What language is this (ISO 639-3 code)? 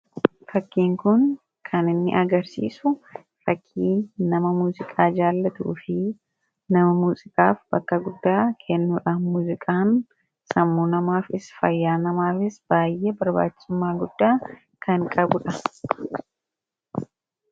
orm